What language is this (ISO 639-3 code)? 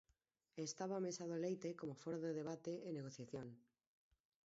glg